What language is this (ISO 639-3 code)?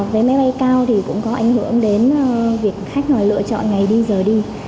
vie